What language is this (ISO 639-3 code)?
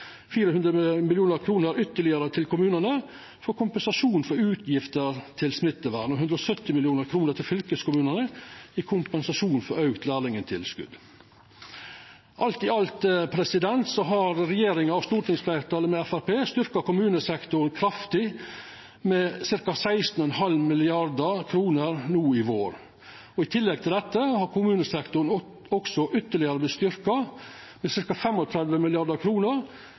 nno